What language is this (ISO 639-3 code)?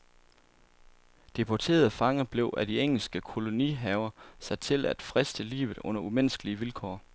dan